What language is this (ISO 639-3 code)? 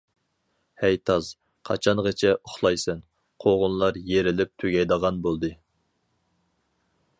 uig